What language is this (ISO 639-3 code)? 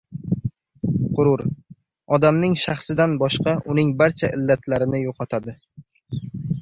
uzb